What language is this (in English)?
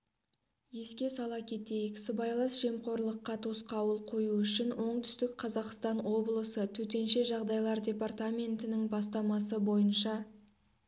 Kazakh